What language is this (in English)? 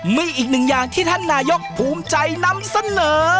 Thai